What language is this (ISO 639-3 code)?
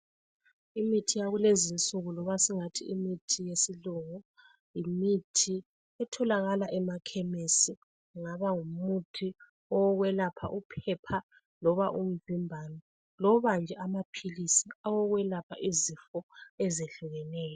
nde